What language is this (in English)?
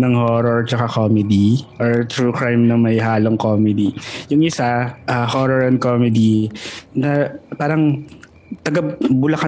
Filipino